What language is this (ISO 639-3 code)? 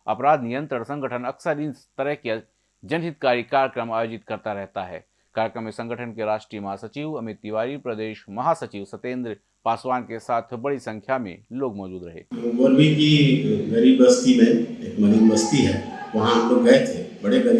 hin